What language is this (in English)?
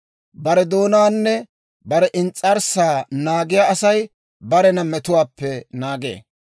Dawro